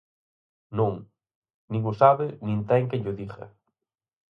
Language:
Galician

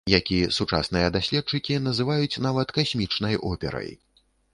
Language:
Belarusian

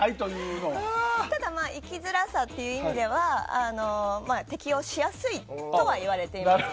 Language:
Japanese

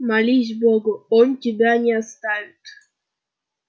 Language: Russian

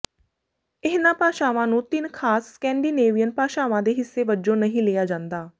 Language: Punjabi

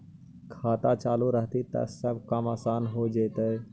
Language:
Magahi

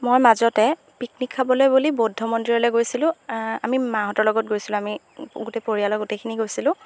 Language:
Assamese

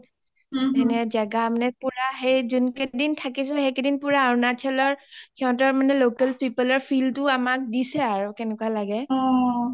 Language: Assamese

